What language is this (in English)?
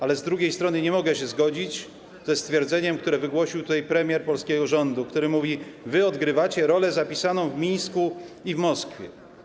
Polish